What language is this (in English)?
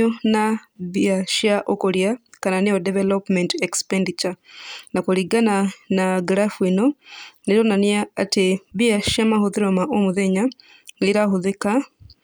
Kikuyu